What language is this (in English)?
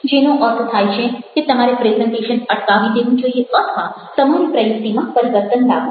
Gujarati